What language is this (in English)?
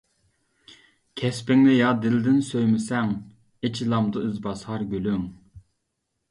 Uyghur